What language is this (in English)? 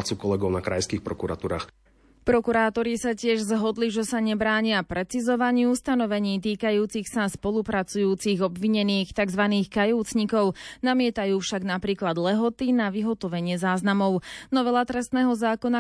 Slovak